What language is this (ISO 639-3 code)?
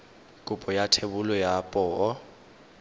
tsn